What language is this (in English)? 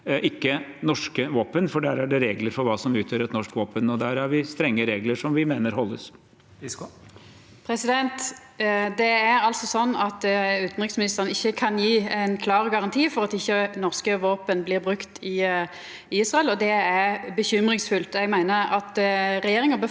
Norwegian